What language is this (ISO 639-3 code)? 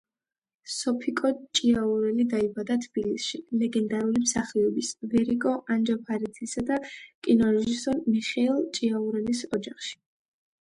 kat